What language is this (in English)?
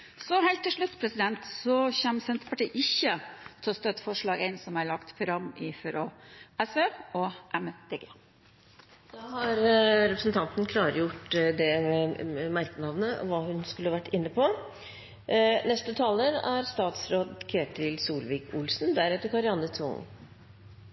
Norwegian